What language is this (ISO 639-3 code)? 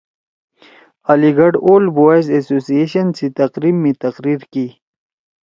trw